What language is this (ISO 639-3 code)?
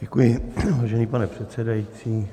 ces